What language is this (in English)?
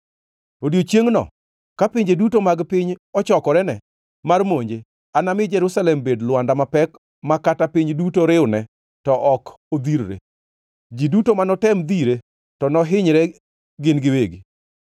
Luo (Kenya and Tanzania)